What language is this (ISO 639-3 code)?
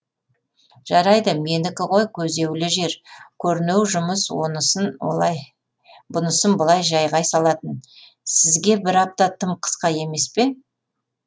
kaz